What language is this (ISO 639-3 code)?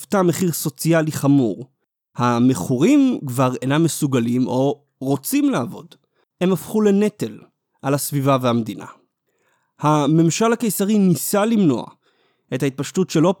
heb